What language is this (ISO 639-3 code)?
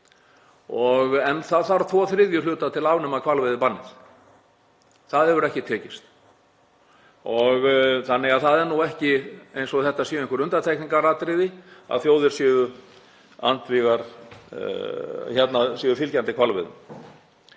isl